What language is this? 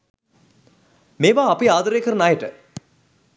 Sinhala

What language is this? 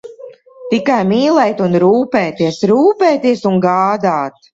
Latvian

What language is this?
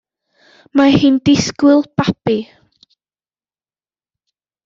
Welsh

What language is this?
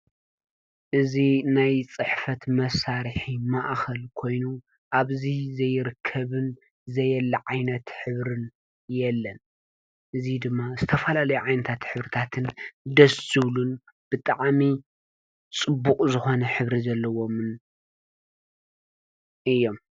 Tigrinya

